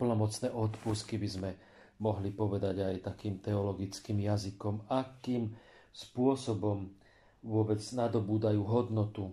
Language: Slovak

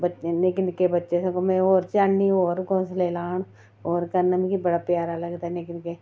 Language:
Dogri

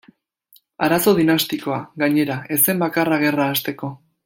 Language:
Basque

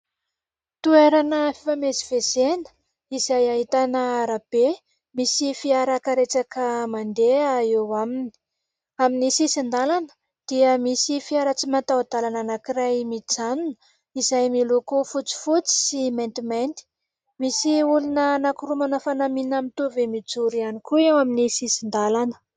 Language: Malagasy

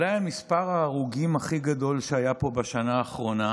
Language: Hebrew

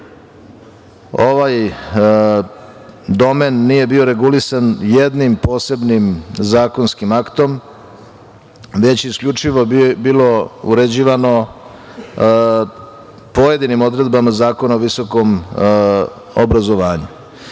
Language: Serbian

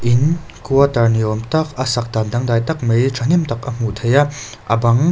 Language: Mizo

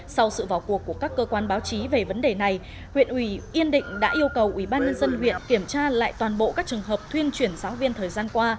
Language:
Vietnamese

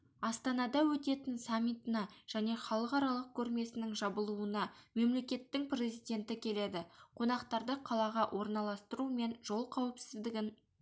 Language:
Kazakh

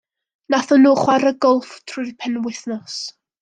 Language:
Welsh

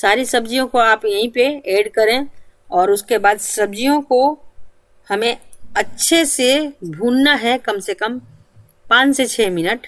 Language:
Hindi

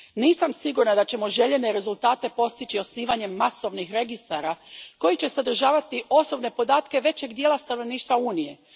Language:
Croatian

